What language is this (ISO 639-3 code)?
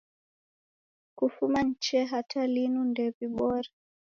dav